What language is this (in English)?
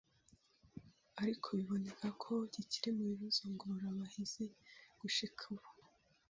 Kinyarwanda